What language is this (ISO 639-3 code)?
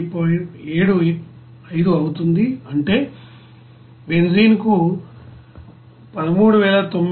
tel